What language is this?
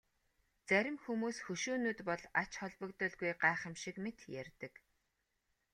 Mongolian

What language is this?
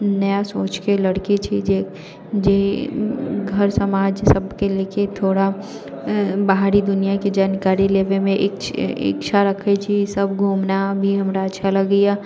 Maithili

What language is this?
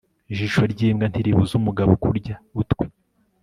Kinyarwanda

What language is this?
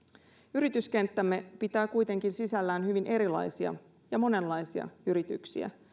Finnish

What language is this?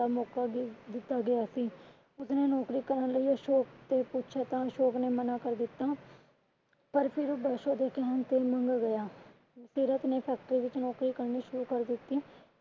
Punjabi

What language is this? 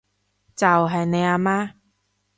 Cantonese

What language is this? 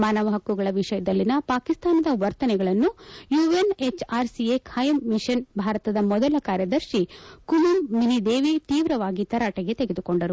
Kannada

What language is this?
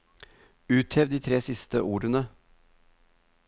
Norwegian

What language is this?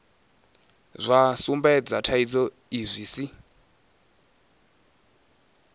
Venda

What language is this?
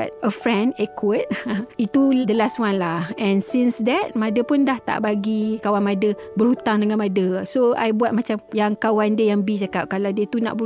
Malay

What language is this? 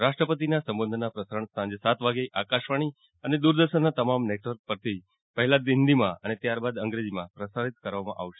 Gujarati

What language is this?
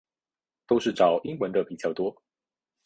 Chinese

